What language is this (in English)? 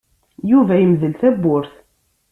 Kabyle